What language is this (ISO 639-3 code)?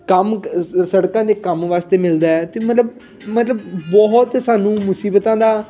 pan